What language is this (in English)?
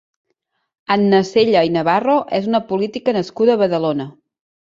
Catalan